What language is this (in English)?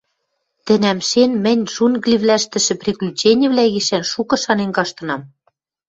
Western Mari